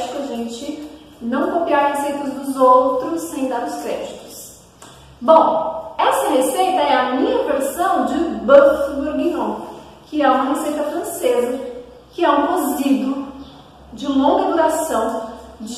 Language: Portuguese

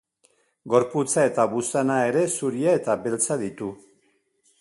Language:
Basque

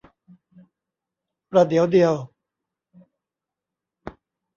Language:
Thai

